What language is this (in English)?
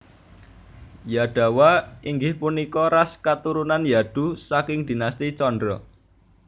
Javanese